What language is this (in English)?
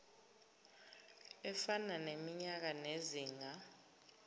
Zulu